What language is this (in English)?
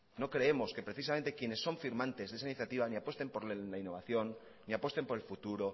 Spanish